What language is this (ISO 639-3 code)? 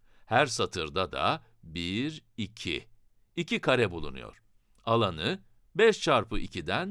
tur